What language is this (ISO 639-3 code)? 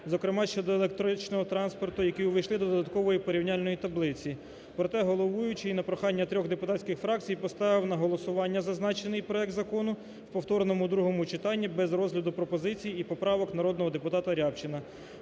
ukr